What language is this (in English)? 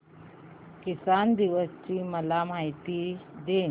Marathi